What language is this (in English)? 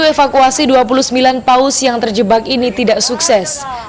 Indonesian